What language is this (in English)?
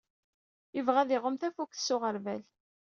Kabyle